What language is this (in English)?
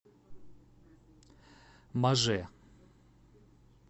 Russian